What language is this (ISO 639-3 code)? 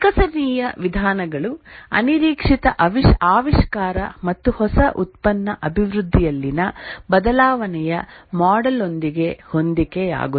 kan